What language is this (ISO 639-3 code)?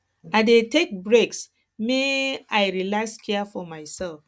pcm